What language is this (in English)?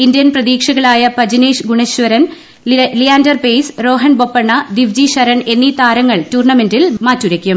Malayalam